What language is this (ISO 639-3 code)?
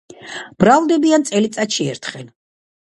kat